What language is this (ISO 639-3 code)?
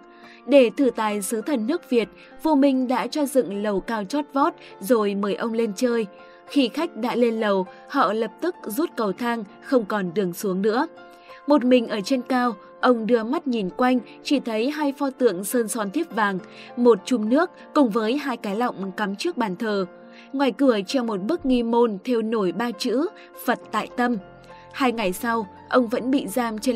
vie